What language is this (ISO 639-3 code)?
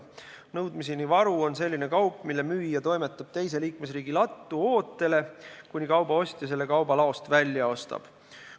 est